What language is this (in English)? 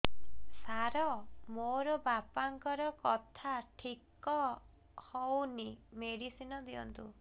Odia